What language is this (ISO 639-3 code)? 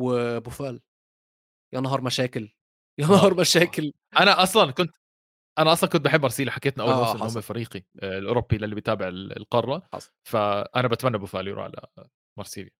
ara